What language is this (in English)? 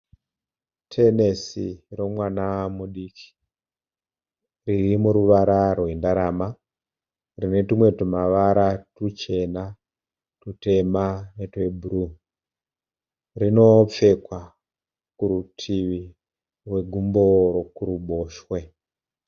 Shona